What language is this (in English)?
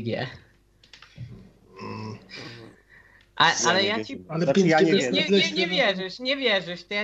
Polish